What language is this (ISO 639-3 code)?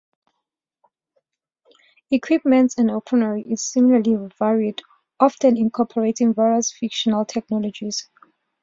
eng